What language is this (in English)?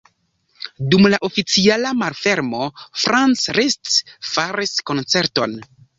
Esperanto